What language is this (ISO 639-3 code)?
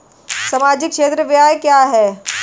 hin